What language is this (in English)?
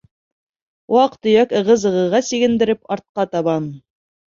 Bashkir